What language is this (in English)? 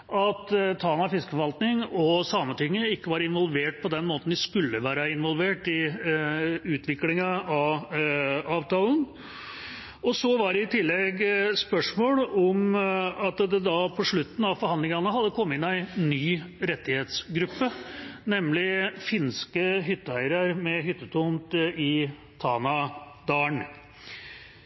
Norwegian Bokmål